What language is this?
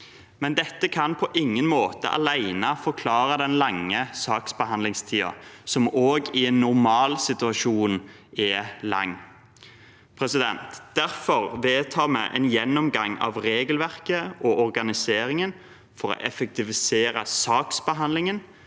Norwegian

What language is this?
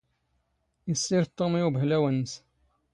Standard Moroccan Tamazight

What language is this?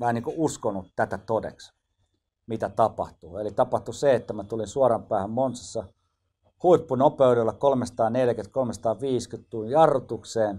Finnish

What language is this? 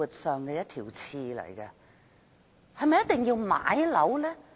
Cantonese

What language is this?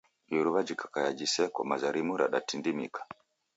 Taita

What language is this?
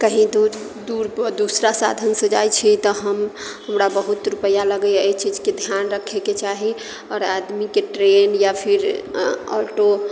Maithili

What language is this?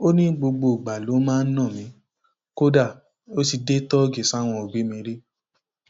Yoruba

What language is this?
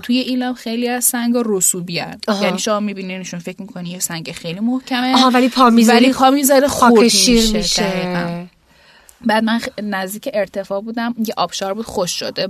Persian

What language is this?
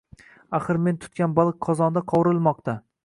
Uzbek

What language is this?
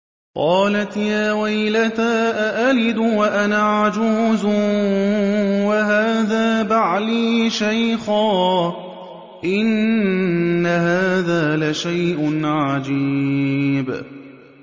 Arabic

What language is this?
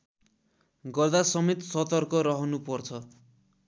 Nepali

